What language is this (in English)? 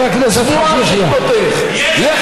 Hebrew